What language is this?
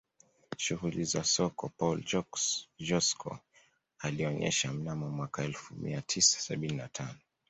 Swahili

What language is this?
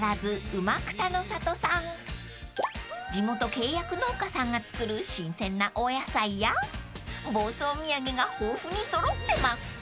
Japanese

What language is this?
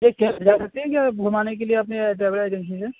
Urdu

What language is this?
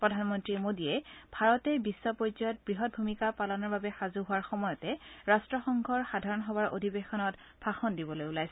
Assamese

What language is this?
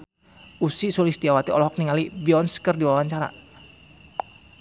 Sundanese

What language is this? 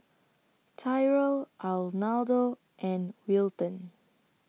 English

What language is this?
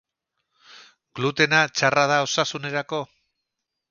Basque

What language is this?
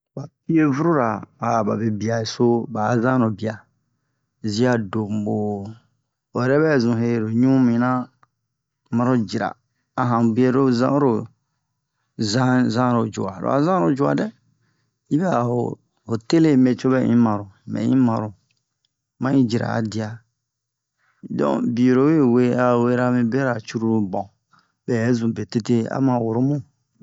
Bomu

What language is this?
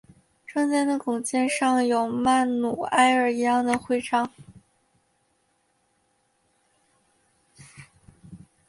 Chinese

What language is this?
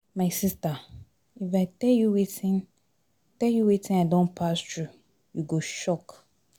Nigerian Pidgin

